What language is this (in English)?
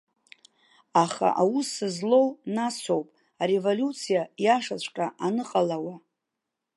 Abkhazian